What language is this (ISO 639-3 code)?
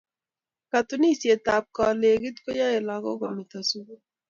kln